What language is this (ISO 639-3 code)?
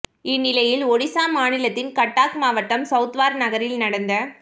tam